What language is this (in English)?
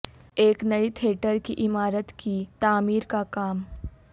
Urdu